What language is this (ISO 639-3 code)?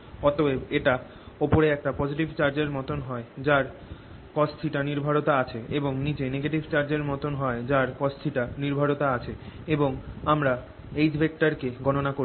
ben